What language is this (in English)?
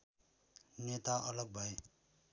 Nepali